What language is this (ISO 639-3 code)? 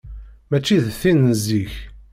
kab